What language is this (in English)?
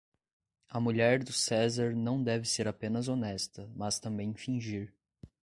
Portuguese